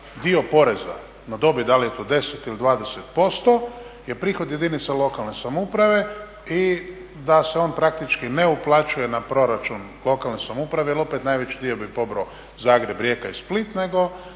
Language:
Croatian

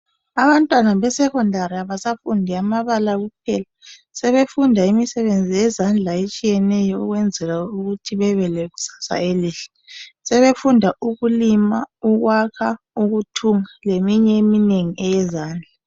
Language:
North Ndebele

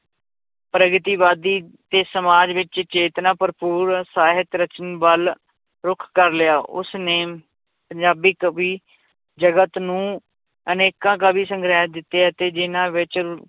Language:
Punjabi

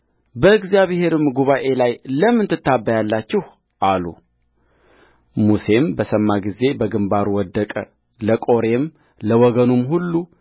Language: Amharic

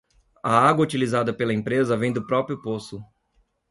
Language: Portuguese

